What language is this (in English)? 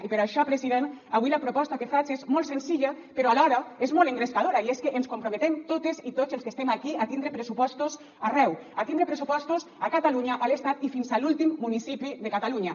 Catalan